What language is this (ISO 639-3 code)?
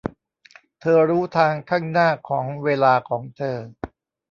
tha